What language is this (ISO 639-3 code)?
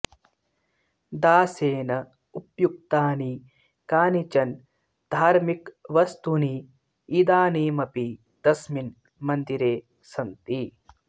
san